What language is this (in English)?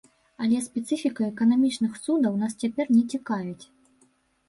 Belarusian